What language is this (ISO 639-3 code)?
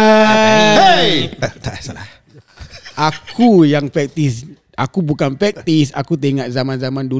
msa